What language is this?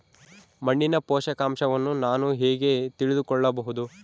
Kannada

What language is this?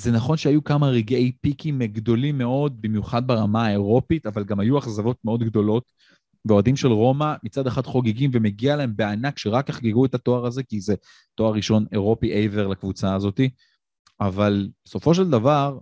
Hebrew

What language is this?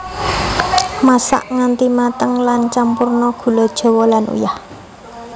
Javanese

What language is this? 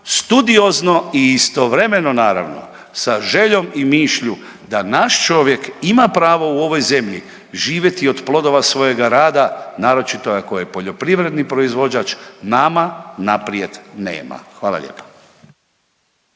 Croatian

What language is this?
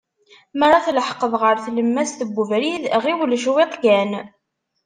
Kabyle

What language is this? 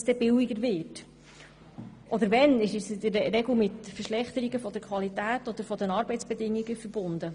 Swiss German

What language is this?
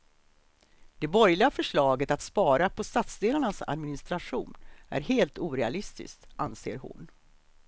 Swedish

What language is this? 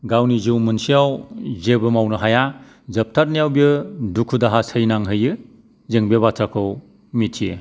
Bodo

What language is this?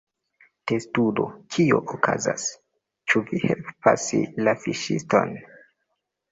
Esperanto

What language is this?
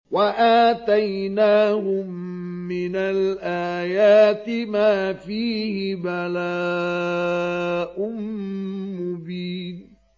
Arabic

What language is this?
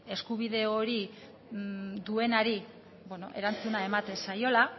Basque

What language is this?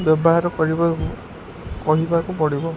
Odia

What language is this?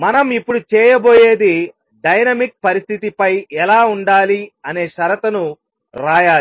Telugu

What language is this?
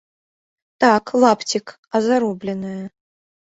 Belarusian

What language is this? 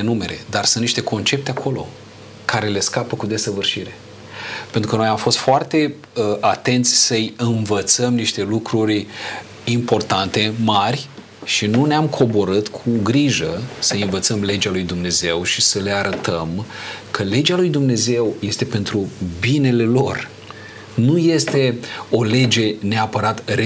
Romanian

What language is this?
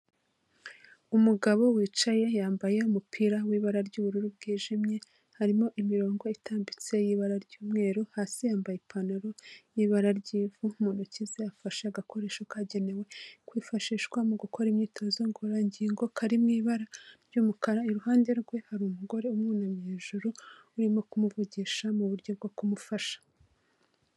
Kinyarwanda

